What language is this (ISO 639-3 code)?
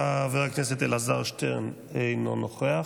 heb